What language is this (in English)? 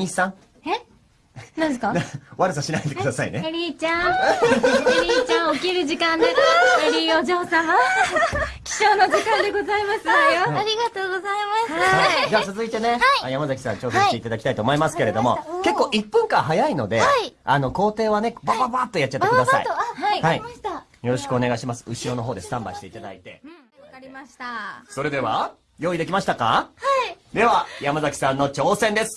Japanese